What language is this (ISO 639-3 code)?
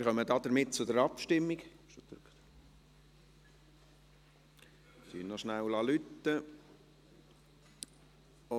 gsw